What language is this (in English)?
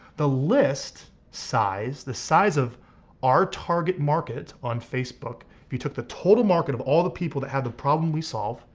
English